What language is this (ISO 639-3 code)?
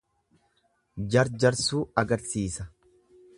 orm